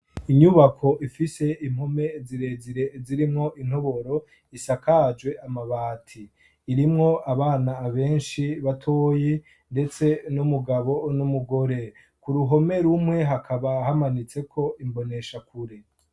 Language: Rundi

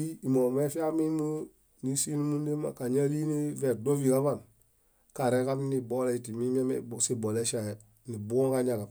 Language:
Bayot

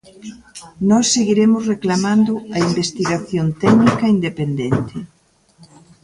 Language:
Galician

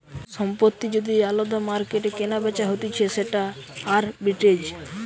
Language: Bangla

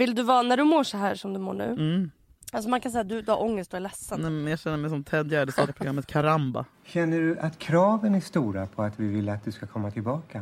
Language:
Swedish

